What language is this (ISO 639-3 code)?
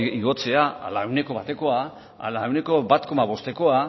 eus